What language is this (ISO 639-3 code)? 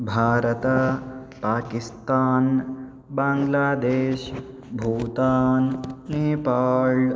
san